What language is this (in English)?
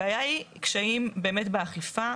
Hebrew